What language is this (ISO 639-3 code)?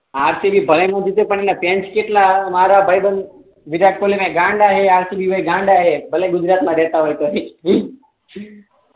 guj